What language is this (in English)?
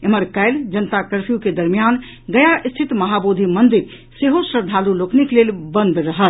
Maithili